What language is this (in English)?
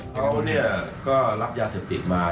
Thai